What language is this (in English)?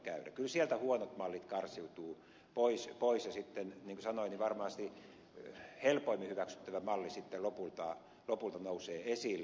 Finnish